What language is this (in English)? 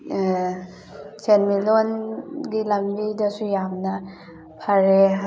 Manipuri